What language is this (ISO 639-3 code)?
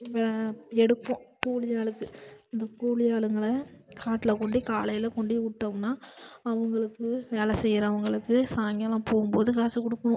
tam